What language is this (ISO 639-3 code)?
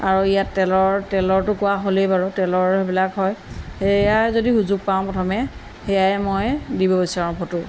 asm